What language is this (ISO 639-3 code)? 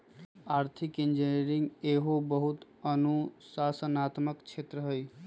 mag